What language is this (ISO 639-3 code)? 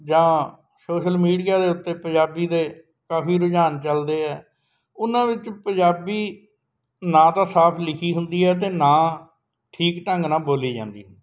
pan